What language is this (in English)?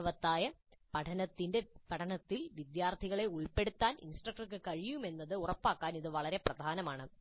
Malayalam